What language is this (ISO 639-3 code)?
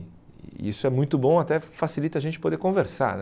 por